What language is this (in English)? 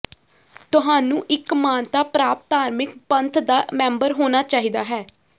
Punjabi